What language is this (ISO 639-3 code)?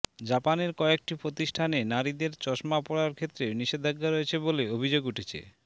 ben